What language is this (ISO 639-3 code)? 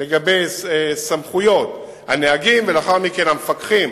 heb